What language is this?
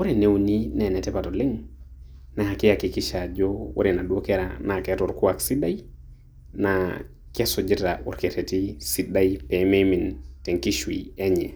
Masai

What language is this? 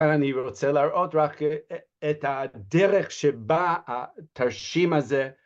Hebrew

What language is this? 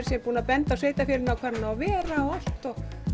Icelandic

